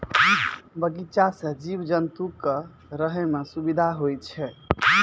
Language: Maithili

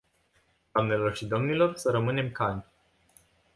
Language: Romanian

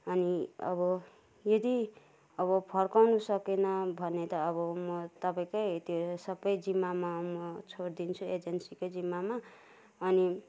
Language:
Nepali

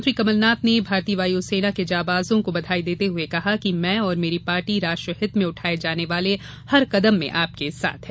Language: Hindi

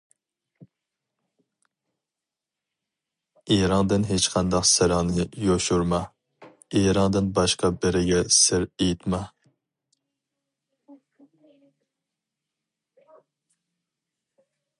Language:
Uyghur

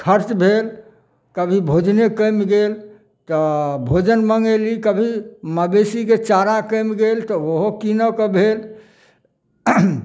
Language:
Maithili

